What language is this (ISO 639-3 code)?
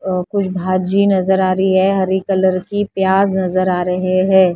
hin